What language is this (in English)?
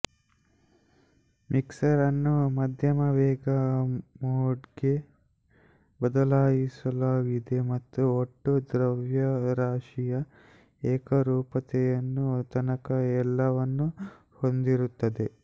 Kannada